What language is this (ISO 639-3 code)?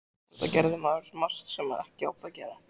isl